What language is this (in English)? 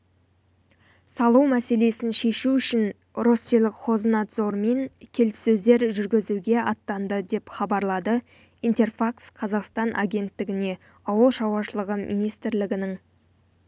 Kazakh